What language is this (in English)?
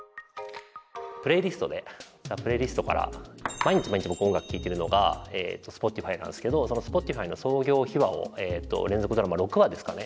Japanese